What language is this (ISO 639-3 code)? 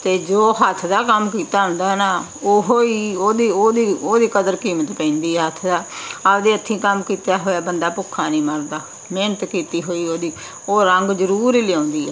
pan